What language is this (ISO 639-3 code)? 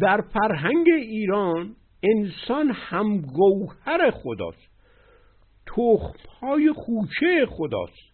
fas